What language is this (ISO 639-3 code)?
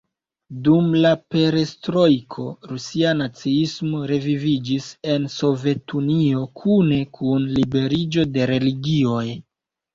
epo